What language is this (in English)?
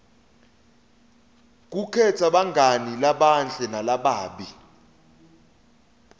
Swati